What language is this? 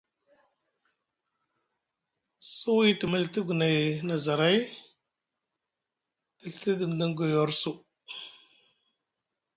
Musgu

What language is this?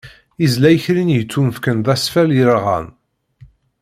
Kabyle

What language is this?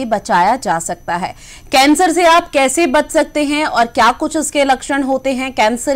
Hindi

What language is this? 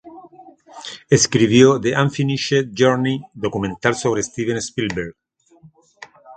Spanish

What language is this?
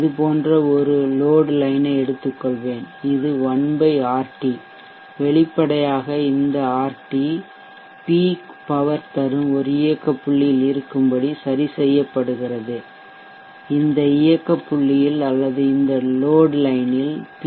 Tamil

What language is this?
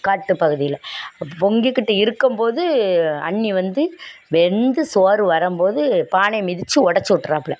Tamil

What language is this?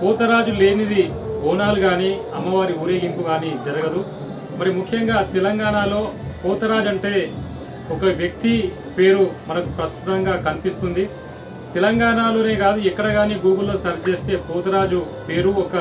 Telugu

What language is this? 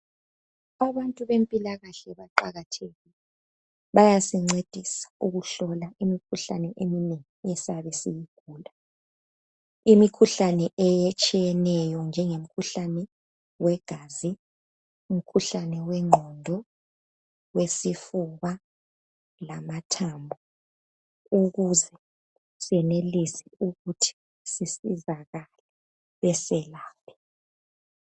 North Ndebele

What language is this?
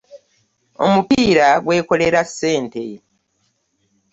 Ganda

